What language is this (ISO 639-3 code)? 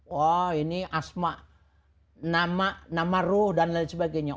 ind